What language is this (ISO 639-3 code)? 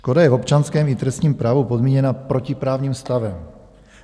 ces